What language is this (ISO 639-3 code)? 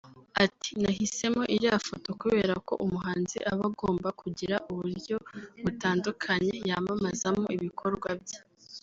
kin